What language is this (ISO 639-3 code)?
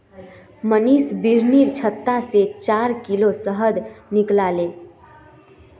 mag